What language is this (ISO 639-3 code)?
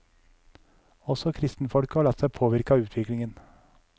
nor